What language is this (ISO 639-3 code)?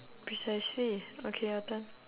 eng